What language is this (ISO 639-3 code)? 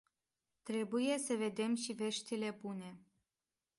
ron